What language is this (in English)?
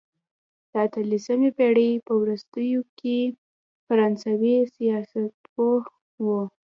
Pashto